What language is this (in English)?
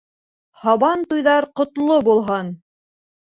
Bashkir